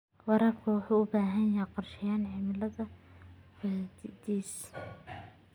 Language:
Somali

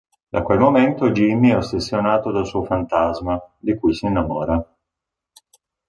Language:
Italian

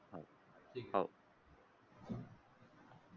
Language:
Marathi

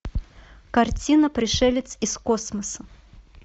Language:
Russian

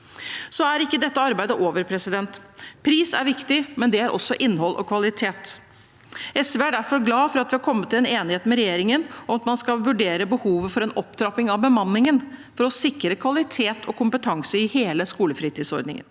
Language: Norwegian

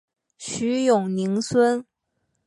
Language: Chinese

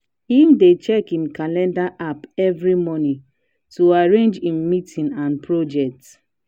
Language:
Nigerian Pidgin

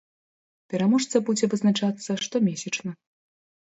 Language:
Belarusian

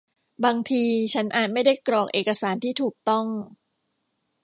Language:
Thai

